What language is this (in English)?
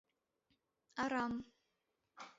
Mari